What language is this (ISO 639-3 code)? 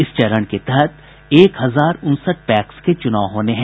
hin